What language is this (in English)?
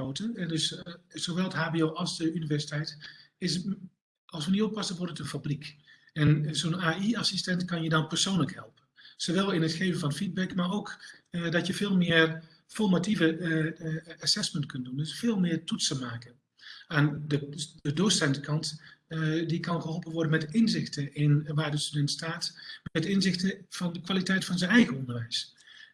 Dutch